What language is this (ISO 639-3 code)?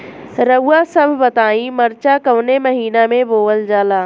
bho